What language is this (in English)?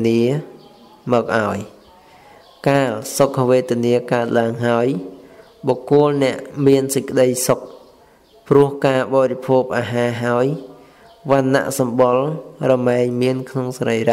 Vietnamese